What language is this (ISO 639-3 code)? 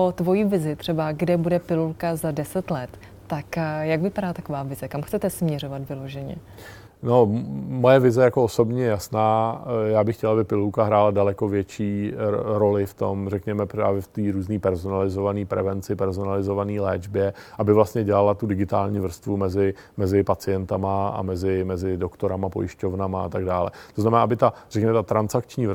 ces